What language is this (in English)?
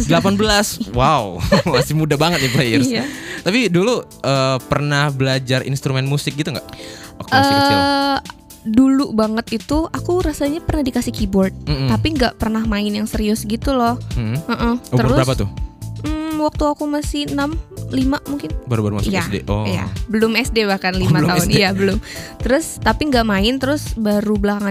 Indonesian